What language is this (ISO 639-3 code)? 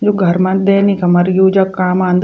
gbm